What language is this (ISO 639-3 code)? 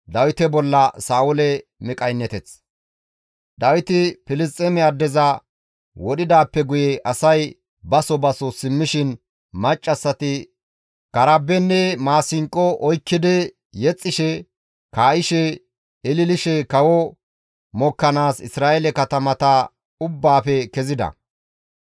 gmv